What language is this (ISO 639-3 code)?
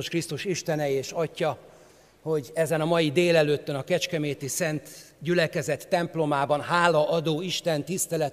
hun